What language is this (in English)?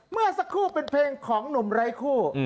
Thai